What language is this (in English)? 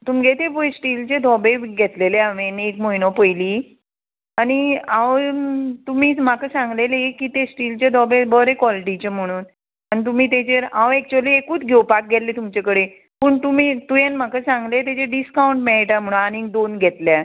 Konkani